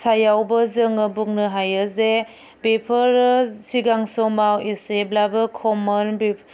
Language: Bodo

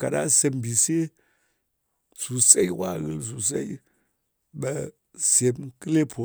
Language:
Ngas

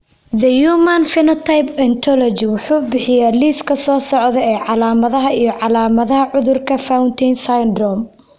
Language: Somali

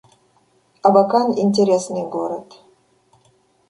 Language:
Russian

